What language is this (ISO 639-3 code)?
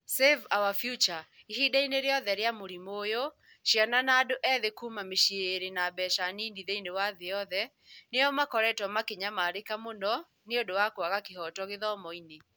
kik